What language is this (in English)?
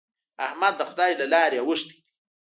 Pashto